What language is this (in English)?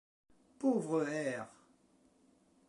French